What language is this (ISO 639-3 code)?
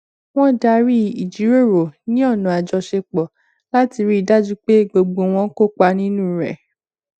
yor